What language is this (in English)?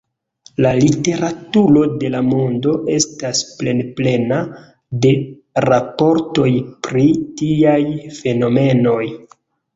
Esperanto